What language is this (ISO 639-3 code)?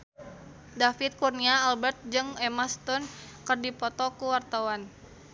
sun